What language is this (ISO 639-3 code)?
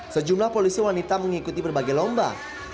ind